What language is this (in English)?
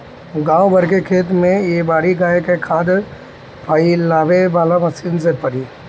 Bhojpuri